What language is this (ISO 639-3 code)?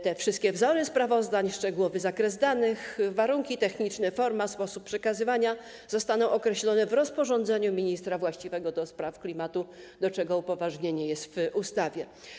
pol